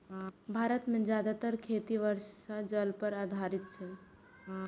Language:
Maithili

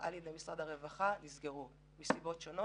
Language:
Hebrew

